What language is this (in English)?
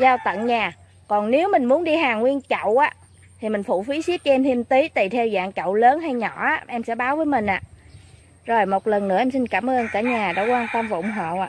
Vietnamese